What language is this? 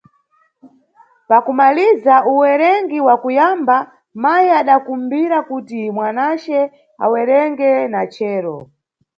Nyungwe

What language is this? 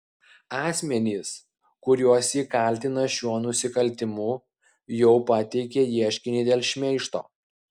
Lithuanian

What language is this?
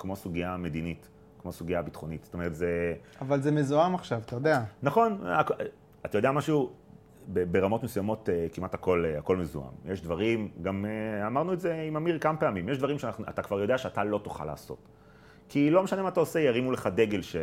Hebrew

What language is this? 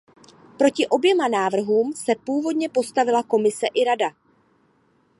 Czech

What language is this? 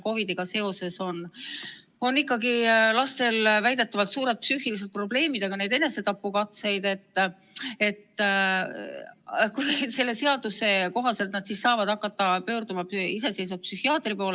Estonian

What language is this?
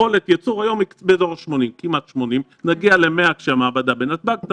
Hebrew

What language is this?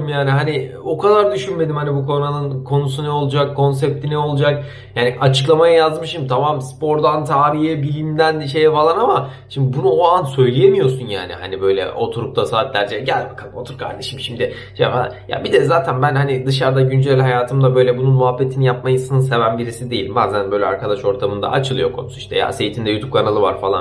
Turkish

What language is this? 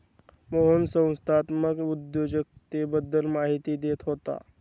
Marathi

